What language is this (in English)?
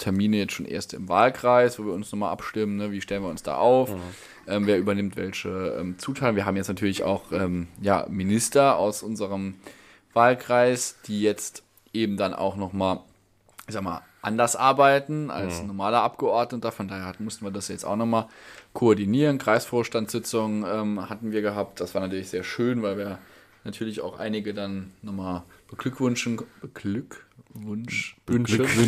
German